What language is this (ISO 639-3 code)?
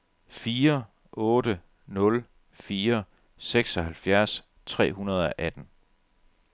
dan